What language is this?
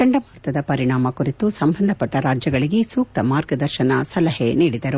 Kannada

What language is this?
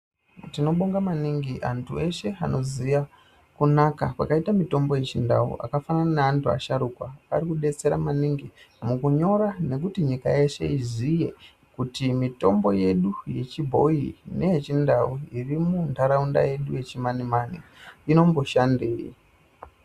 Ndau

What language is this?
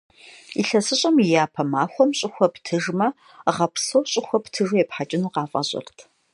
Kabardian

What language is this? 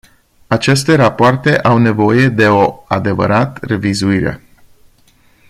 Romanian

